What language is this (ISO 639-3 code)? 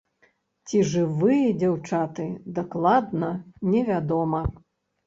bel